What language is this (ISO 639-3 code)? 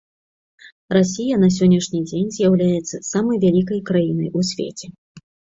bel